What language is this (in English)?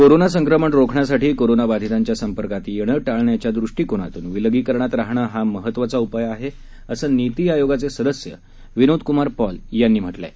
Marathi